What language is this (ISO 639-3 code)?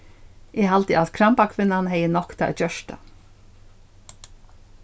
fao